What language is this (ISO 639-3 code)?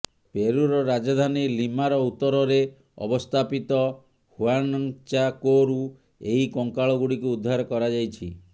ori